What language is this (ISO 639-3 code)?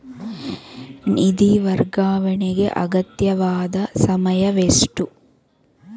kan